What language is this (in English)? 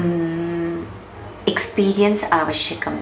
Sanskrit